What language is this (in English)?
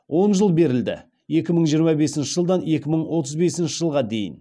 Kazakh